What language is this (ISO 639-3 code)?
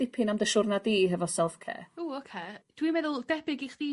cym